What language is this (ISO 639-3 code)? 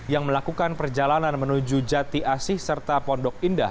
ind